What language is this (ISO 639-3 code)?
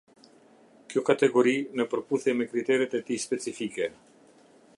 sqi